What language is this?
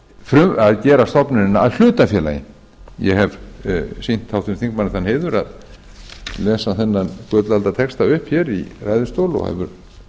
Icelandic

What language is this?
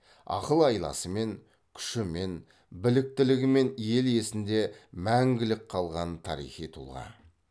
Kazakh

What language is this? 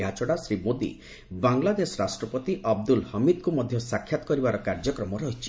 Odia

